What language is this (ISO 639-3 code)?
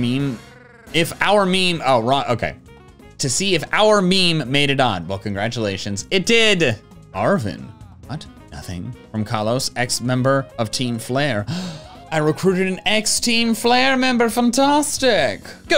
eng